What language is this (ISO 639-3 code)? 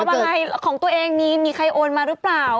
tha